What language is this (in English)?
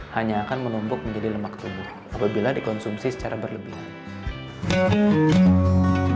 Indonesian